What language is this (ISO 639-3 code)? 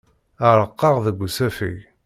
kab